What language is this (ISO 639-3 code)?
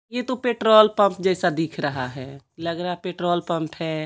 hin